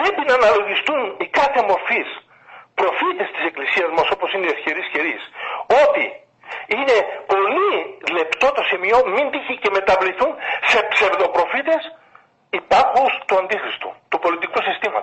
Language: Greek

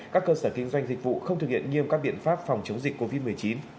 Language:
Vietnamese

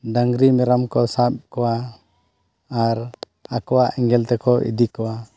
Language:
Santali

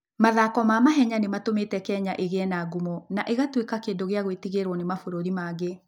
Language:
Kikuyu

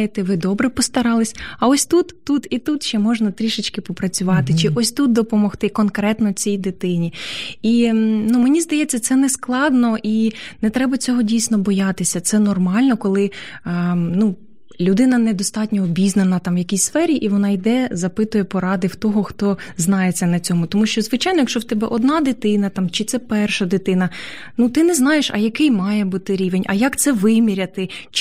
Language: Ukrainian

